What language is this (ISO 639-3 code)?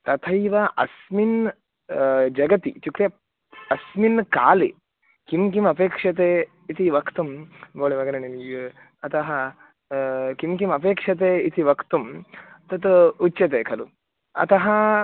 san